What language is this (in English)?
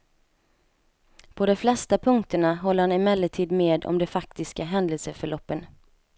Swedish